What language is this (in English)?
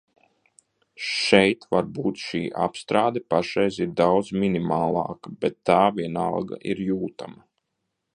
Latvian